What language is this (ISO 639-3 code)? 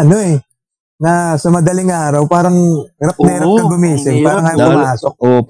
fil